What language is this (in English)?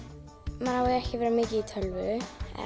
Icelandic